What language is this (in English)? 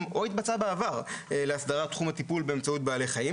Hebrew